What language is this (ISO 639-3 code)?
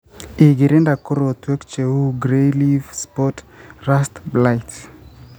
kln